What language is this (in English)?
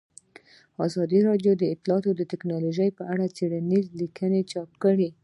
Pashto